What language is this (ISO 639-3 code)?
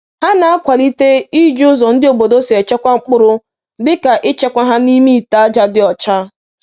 ibo